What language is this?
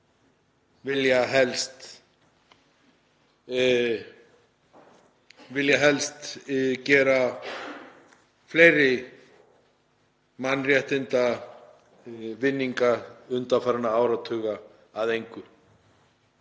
Icelandic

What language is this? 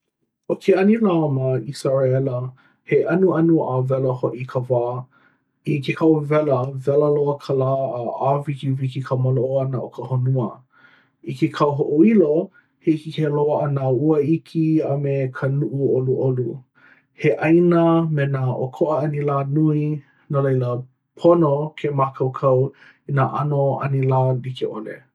Hawaiian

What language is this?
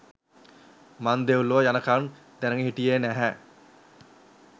Sinhala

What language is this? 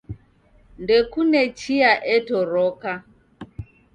Taita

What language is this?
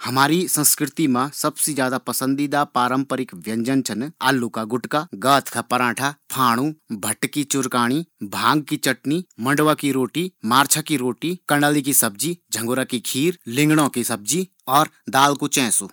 Garhwali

